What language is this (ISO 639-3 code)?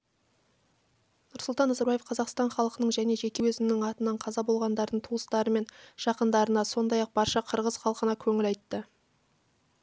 kaz